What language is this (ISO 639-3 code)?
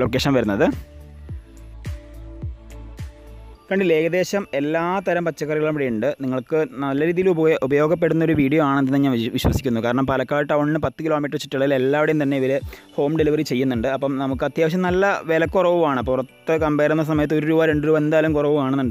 hin